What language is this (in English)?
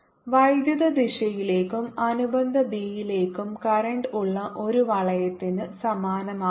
Malayalam